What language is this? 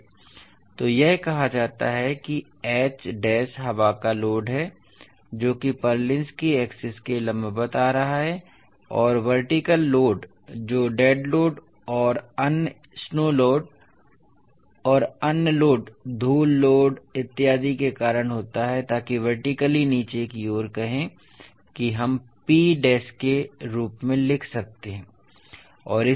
Hindi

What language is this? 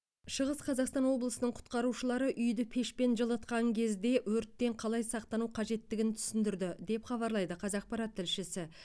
Kazakh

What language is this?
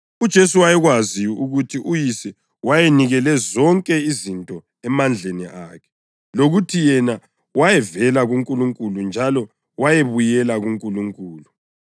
North Ndebele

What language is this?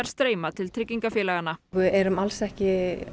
Icelandic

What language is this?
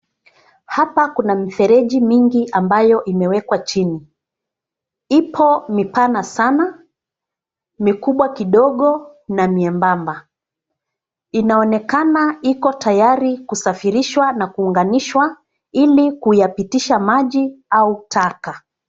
Swahili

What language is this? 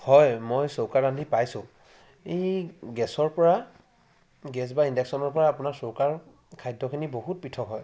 Assamese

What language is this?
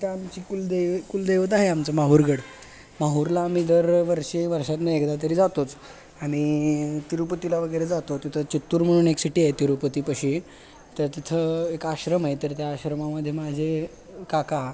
Marathi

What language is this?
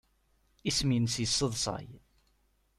Kabyle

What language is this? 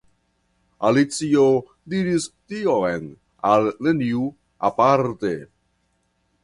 Esperanto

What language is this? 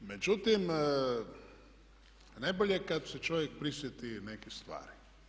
Croatian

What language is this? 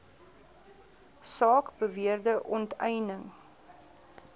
Afrikaans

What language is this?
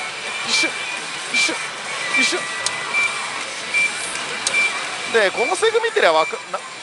Japanese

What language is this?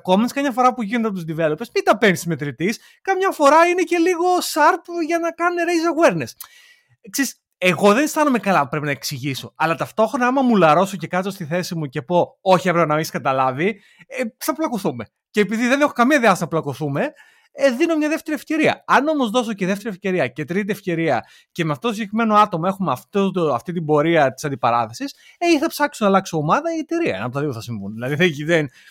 Greek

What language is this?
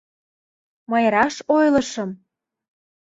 Mari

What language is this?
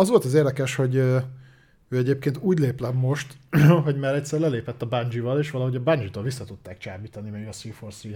Hungarian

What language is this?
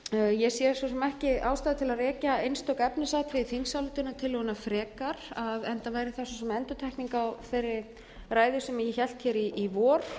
Icelandic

